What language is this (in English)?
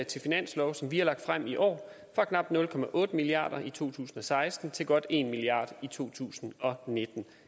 Danish